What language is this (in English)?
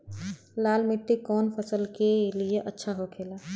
Bhojpuri